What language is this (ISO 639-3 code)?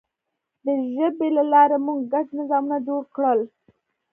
pus